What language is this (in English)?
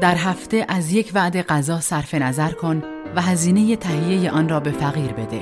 Persian